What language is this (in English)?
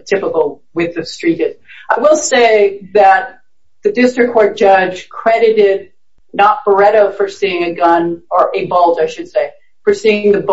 English